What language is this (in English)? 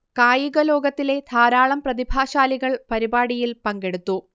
Malayalam